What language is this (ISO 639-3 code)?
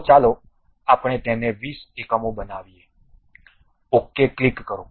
guj